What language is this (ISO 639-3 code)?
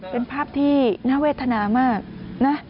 tha